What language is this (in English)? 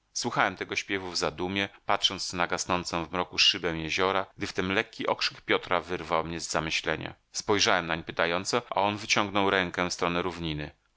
Polish